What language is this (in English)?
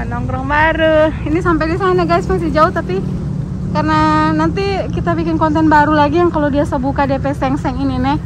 Indonesian